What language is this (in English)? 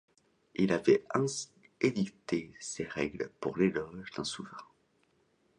French